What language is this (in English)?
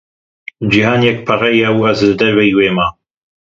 Kurdish